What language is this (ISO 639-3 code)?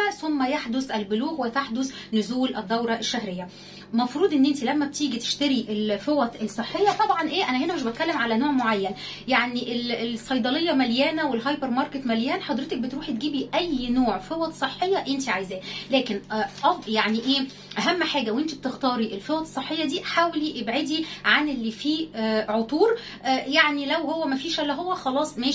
ara